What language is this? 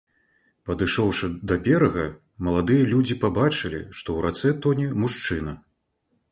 Belarusian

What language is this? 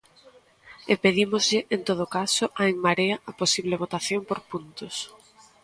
Galician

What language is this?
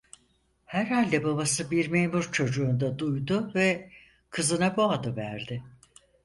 Turkish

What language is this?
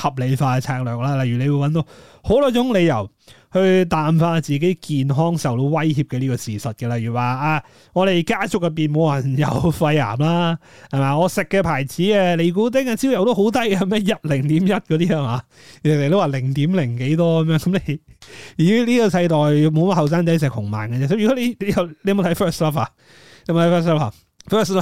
Chinese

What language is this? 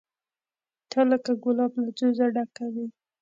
Pashto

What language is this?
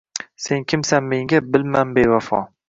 Uzbek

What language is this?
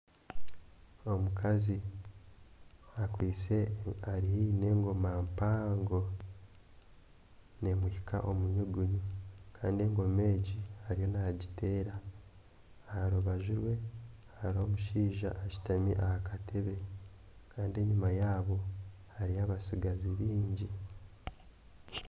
Nyankole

